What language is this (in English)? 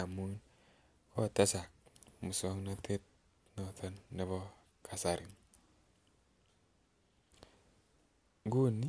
Kalenjin